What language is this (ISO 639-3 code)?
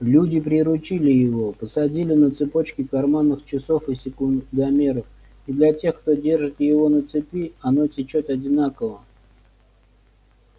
rus